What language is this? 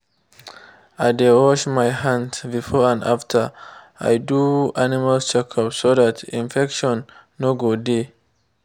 Nigerian Pidgin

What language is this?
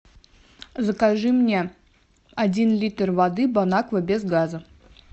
Russian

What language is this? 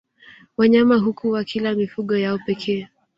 Swahili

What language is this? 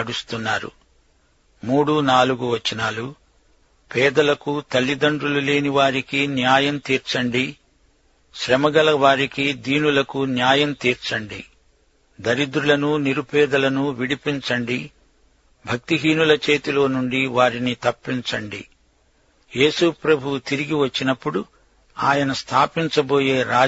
Telugu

